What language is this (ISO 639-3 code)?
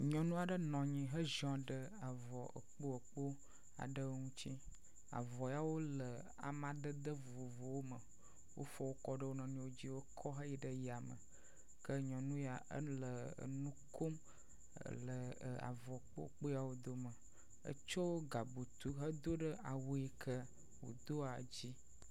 ewe